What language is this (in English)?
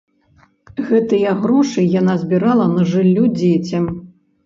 Belarusian